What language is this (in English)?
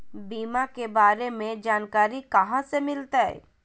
Magahi